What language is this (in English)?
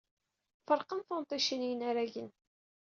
Kabyle